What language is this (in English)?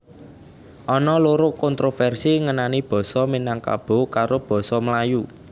Javanese